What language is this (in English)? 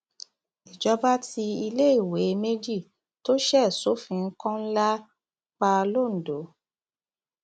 Yoruba